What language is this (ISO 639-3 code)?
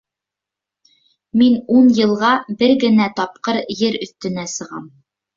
bak